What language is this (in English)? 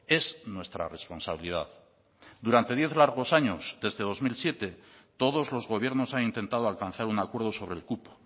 Spanish